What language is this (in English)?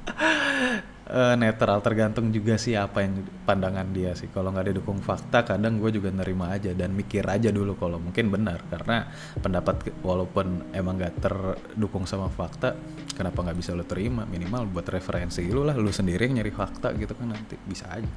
Indonesian